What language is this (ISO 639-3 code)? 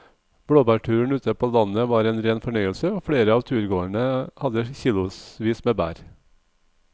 nor